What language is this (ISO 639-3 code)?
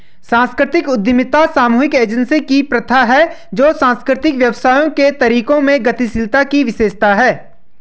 hin